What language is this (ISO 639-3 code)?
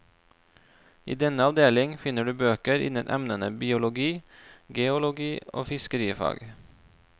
nor